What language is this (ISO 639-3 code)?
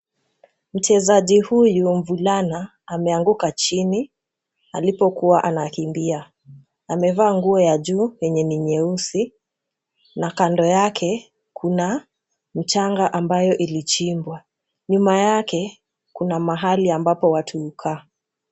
swa